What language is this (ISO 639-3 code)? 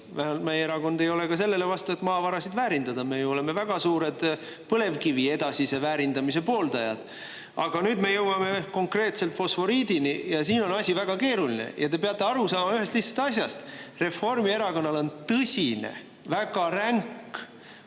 est